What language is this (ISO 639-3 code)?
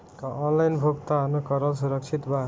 bho